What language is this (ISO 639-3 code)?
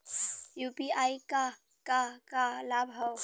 bho